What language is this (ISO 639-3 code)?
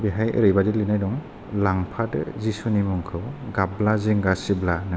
brx